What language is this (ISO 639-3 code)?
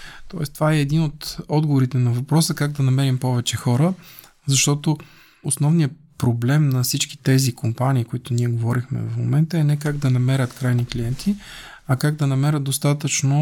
bul